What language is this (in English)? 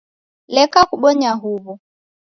Taita